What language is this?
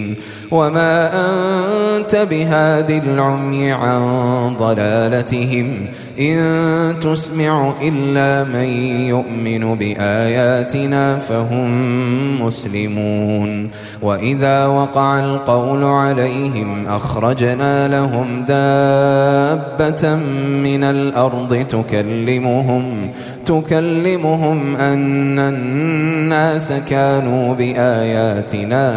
Arabic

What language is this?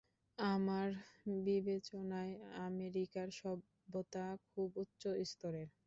Bangla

